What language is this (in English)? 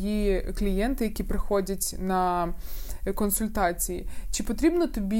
Ukrainian